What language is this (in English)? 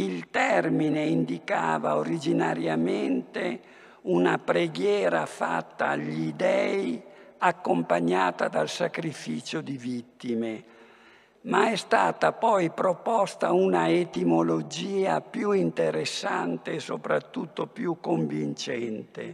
Italian